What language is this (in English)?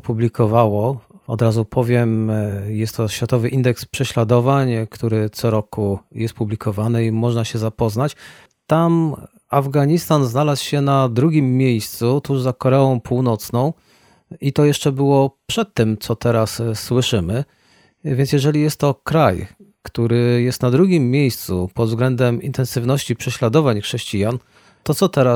Polish